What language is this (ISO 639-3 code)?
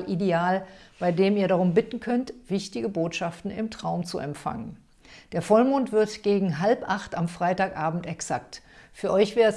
deu